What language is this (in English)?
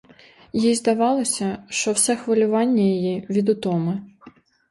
Ukrainian